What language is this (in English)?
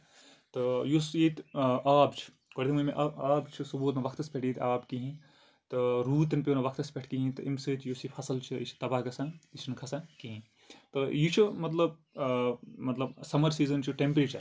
Kashmiri